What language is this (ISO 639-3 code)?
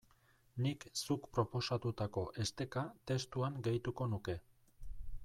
eus